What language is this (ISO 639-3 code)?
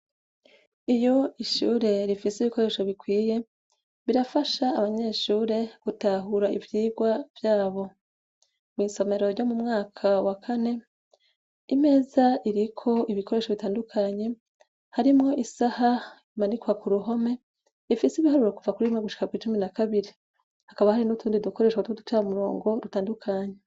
run